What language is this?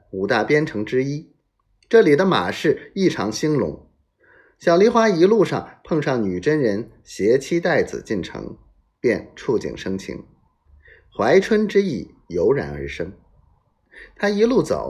Chinese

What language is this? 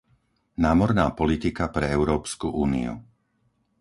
Slovak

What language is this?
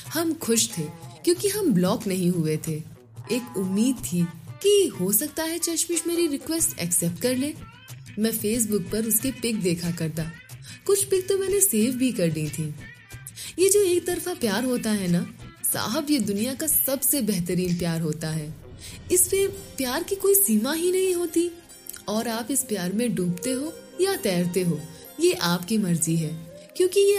Hindi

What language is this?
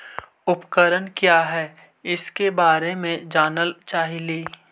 Magahi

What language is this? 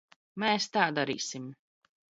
Latvian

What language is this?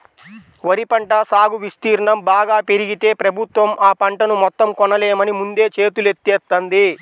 Telugu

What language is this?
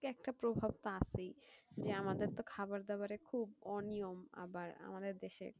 Bangla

